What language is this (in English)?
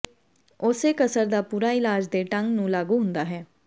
Punjabi